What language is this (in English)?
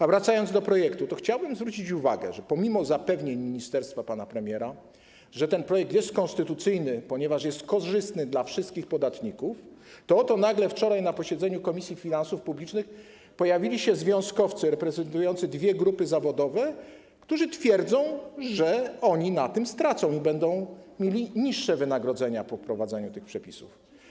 Polish